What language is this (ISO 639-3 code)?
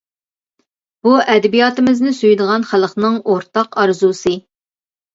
uig